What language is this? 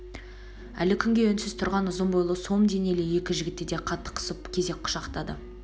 Kazakh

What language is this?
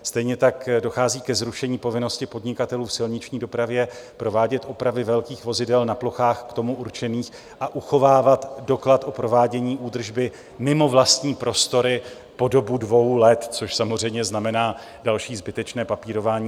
Czech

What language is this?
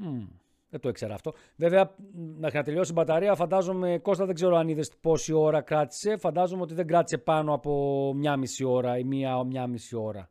Greek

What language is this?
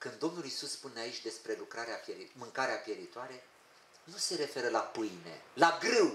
Romanian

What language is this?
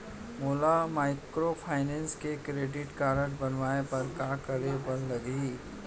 Chhattisgarhi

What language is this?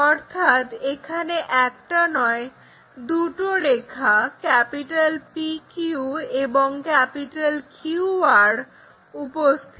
Bangla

